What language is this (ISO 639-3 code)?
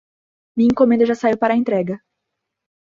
por